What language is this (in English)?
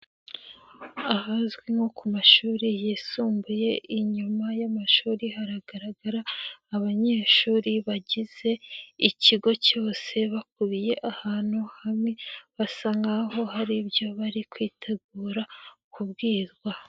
Kinyarwanda